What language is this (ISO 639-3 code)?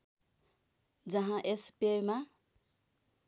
nep